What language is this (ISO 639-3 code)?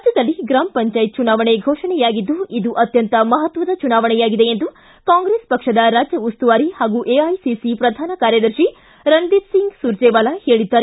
kan